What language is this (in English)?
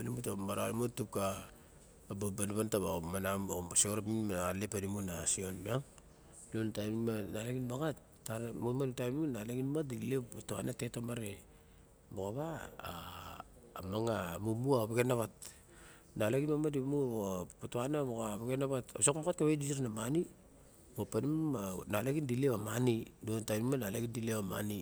Barok